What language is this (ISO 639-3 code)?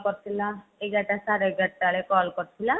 ori